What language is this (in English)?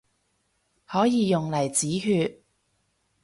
Cantonese